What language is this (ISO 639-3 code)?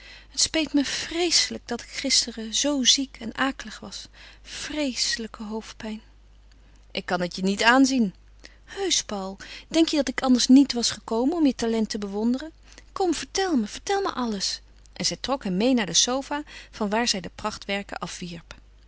nld